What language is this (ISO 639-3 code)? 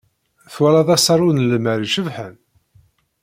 kab